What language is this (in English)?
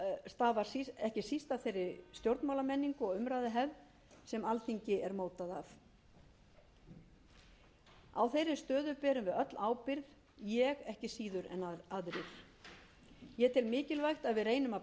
Icelandic